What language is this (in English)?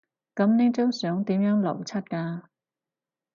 Cantonese